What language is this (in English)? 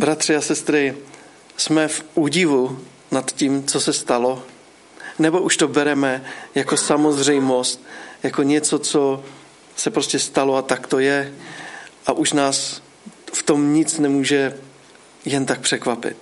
Czech